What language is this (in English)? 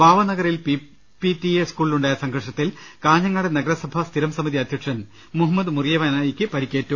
Malayalam